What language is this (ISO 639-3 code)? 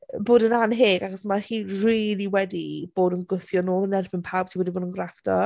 cym